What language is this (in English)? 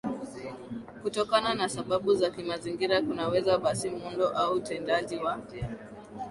Swahili